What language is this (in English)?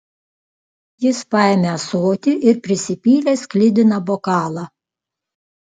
Lithuanian